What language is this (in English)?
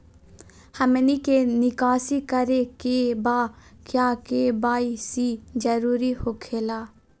Magahi